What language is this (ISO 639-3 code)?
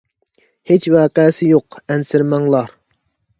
uig